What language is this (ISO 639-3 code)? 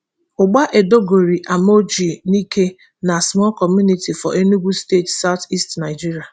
pcm